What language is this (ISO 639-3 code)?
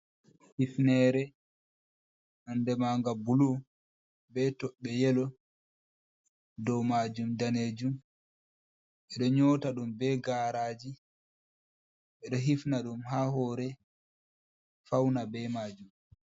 ful